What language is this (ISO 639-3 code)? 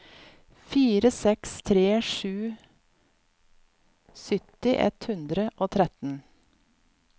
nor